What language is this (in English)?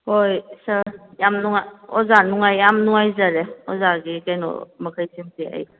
Manipuri